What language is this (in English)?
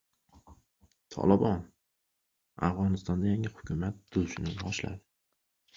Uzbek